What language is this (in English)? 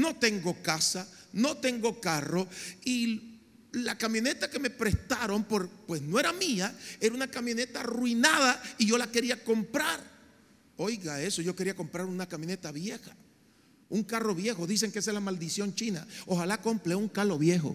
Spanish